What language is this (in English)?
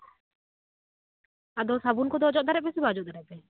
Santali